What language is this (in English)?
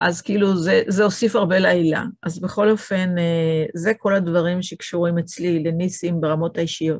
Hebrew